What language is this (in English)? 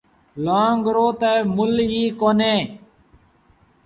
Sindhi Bhil